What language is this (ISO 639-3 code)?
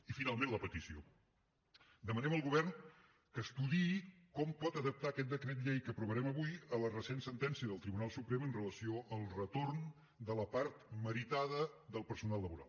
cat